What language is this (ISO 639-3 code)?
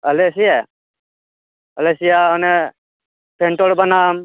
sat